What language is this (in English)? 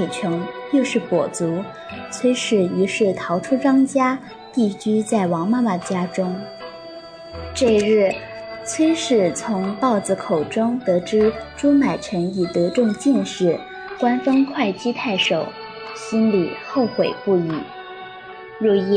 Chinese